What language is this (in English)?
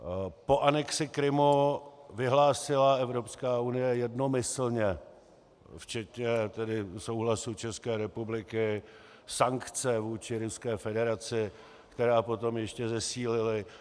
Czech